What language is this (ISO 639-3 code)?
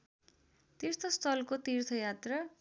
nep